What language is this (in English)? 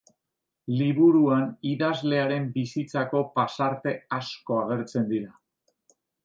Basque